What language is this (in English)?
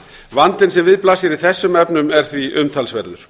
Icelandic